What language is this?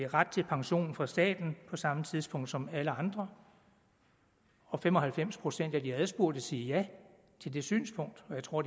Danish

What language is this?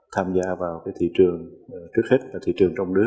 Vietnamese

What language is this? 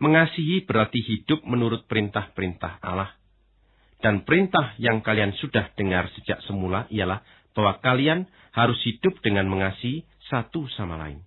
Indonesian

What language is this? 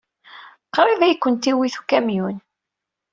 Kabyle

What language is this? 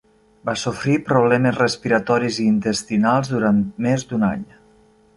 Catalan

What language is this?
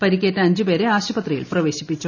Malayalam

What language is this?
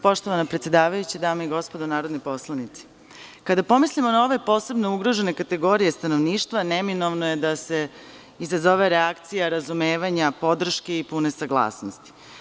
Serbian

